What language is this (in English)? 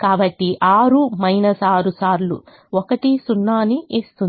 Telugu